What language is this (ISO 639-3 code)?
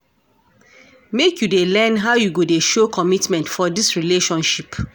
pcm